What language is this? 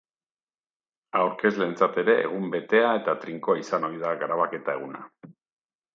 Basque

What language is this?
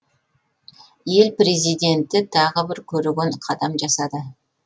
Kazakh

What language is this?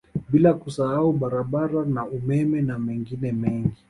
Swahili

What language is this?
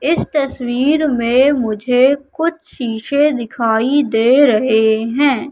Hindi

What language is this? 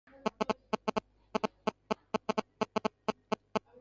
Urdu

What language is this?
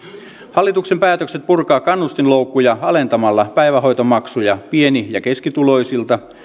Finnish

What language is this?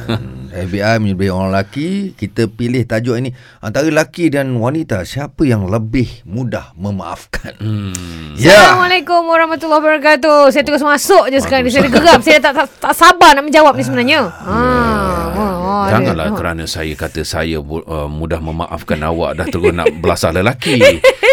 Malay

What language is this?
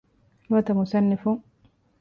Divehi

